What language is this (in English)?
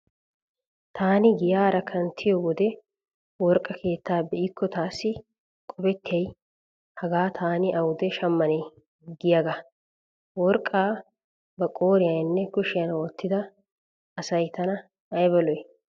Wolaytta